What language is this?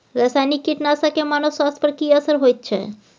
Maithili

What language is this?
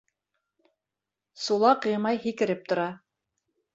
Bashkir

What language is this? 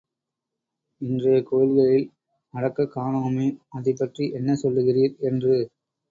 Tamil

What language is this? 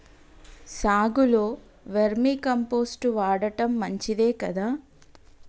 Telugu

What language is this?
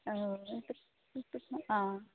Konkani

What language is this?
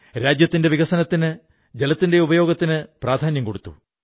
Malayalam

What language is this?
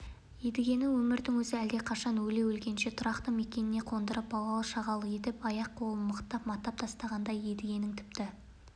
Kazakh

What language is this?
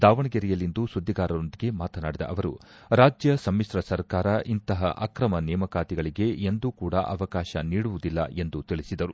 Kannada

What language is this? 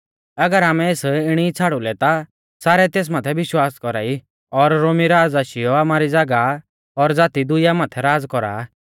Mahasu Pahari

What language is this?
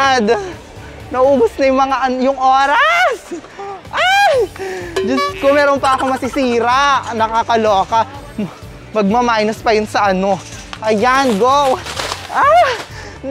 Filipino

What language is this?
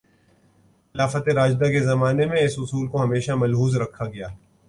Urdu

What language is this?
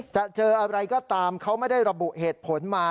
Thai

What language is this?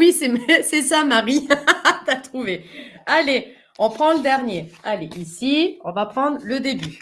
French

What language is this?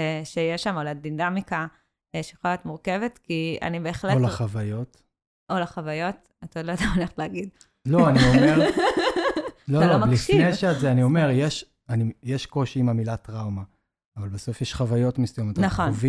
Hebrew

